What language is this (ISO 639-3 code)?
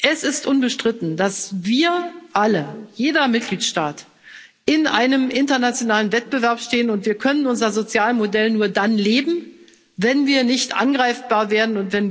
deu